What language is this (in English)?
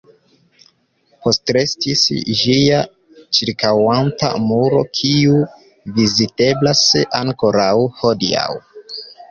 Esperanto